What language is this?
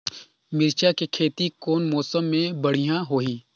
Chhattisgarhi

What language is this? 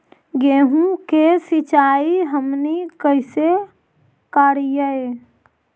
Magahi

